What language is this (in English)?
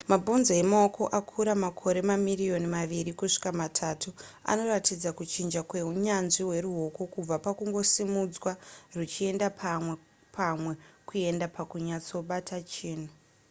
Shona